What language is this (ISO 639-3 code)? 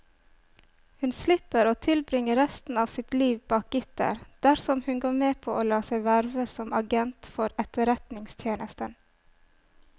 nor